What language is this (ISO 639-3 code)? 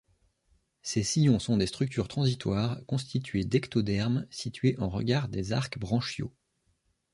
fra